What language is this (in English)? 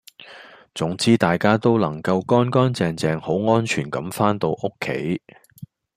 Cantonese